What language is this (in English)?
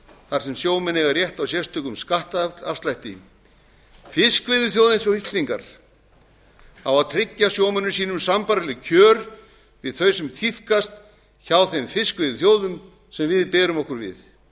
Icelandic